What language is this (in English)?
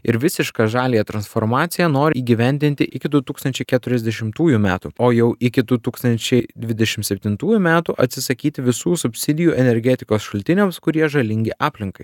Lithuanian